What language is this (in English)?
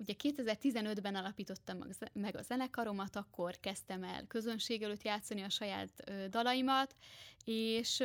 Hungarian